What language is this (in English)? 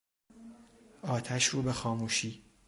Persian